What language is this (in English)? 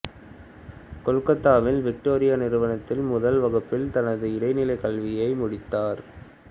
Tamil